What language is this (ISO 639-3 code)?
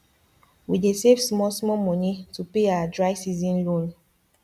pcm